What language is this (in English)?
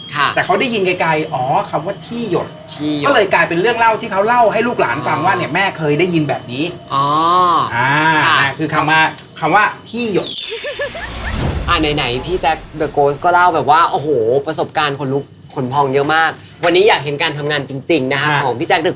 Thai